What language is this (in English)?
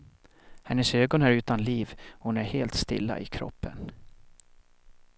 Swedish